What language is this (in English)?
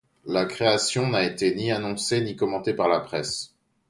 French